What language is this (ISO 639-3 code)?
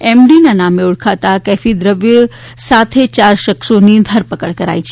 guj